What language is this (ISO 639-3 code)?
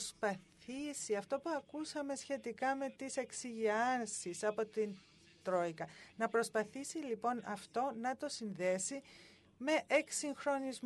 ell